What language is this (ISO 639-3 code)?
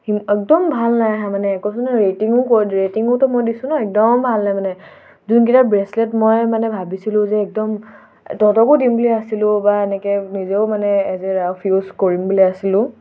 asm